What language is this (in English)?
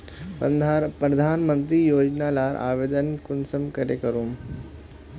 Magahi